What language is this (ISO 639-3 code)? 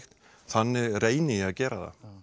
isl